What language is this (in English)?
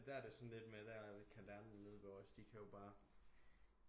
Danish